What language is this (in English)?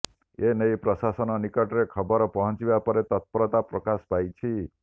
Odia